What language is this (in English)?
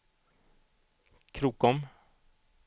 Swedish